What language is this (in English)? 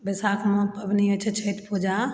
Maithili